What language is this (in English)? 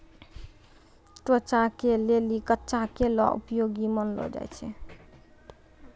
Maithili